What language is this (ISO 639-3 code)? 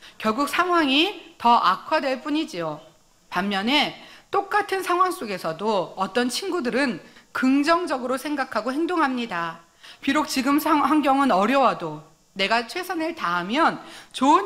kor